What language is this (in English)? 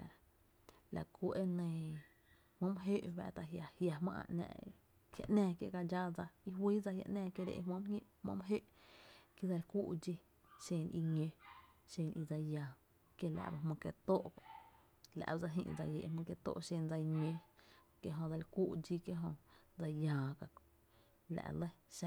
Tepinapa Chinantec